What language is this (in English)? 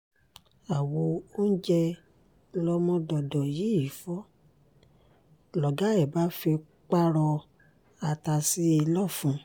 Yoruba